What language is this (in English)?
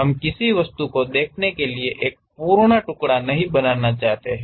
Hindi